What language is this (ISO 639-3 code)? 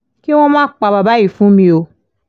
yor